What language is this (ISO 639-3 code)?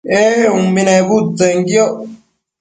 mcf